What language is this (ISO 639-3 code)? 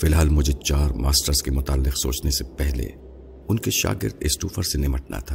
urd